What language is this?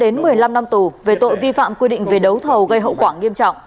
Vietnamese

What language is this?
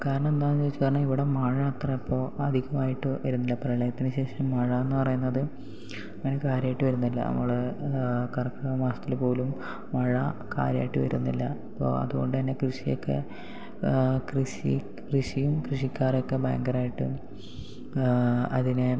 Malayalam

